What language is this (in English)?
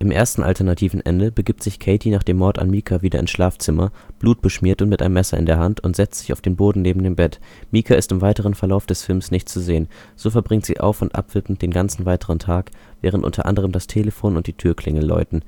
German